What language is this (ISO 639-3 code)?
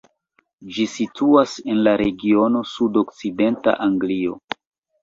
epo